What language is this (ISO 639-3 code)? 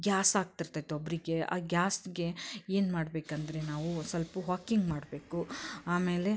kan